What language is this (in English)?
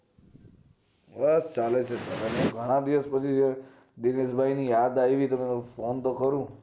Gujarati